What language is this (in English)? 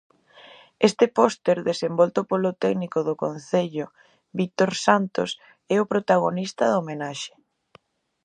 Galician